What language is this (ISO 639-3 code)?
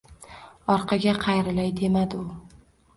uzb